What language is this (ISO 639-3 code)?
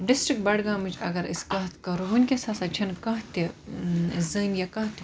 kas